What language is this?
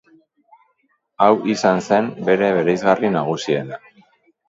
Basque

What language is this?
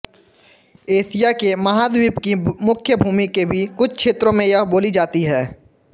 Hindi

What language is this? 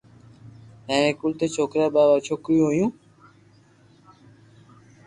Loarki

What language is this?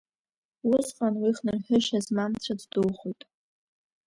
Abkhazian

